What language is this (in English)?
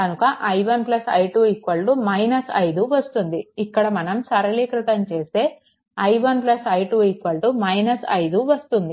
Telugu